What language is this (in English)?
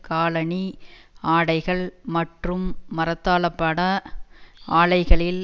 Tamil